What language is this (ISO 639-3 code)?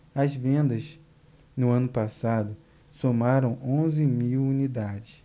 por